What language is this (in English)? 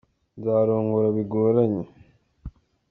Kinyarwanda